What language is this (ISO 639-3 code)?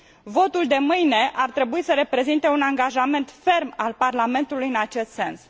ron